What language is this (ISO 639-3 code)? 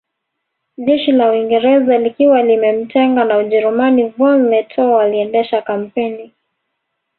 swa